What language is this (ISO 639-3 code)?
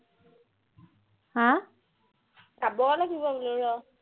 asm